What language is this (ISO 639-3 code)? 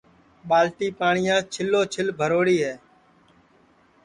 ssi